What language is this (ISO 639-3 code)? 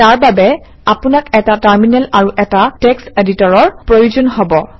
asm